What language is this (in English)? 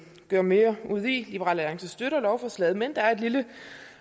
Danish